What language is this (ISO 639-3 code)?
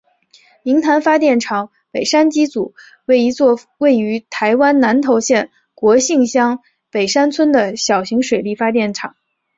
zho